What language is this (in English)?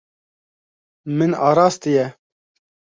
Kurdish